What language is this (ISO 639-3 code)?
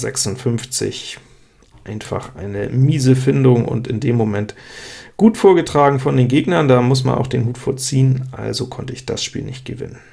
deu